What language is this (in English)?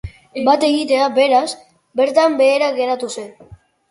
Basque